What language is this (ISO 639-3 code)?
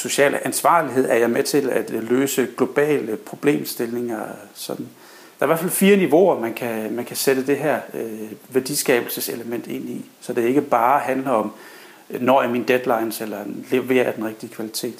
dan